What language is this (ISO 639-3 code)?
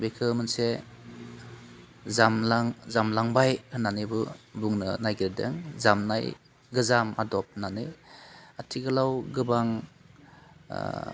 brx